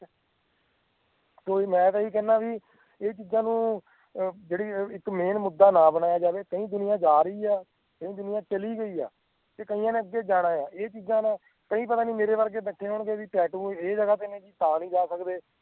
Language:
Punjabi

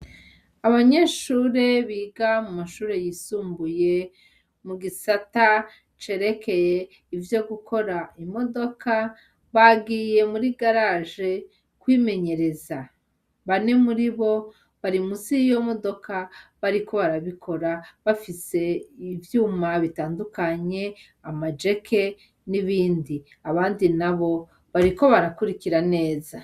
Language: Rundi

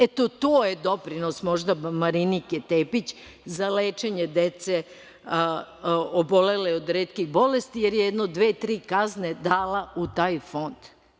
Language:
Serbian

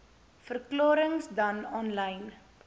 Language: Afrikaans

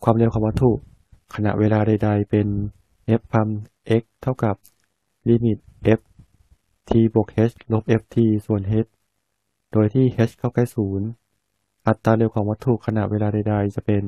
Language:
Thai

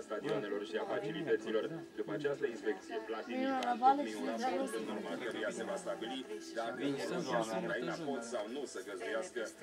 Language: Romanian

